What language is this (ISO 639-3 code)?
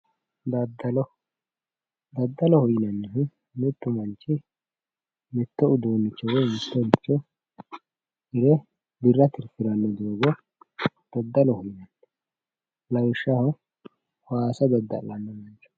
sid